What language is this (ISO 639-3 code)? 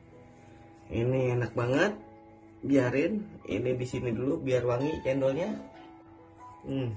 ind